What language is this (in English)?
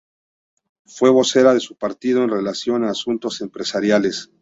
Spanish